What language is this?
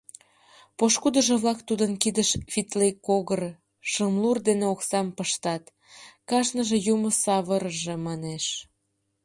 Mari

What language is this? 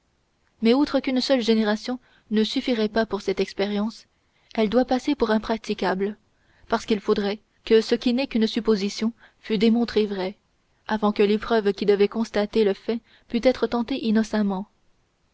French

